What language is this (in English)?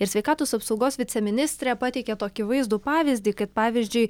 Lithuanian